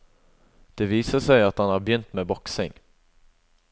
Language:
Norwegian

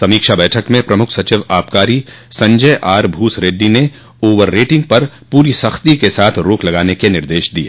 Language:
Hindi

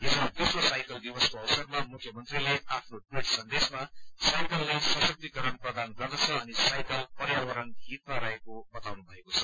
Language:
Nepali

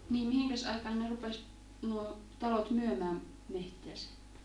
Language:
Finnish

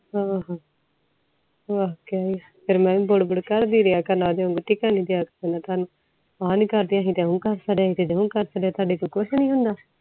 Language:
Punjabi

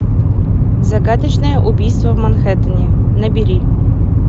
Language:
Russian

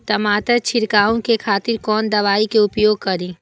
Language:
Maithili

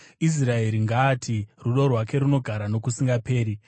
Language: Shona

